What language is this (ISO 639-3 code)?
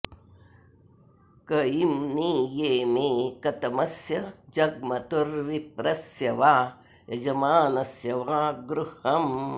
san